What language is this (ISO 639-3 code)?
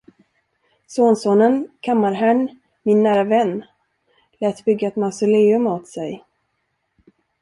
swe